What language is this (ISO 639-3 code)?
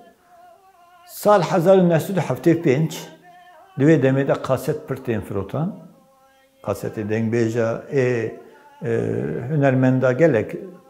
ara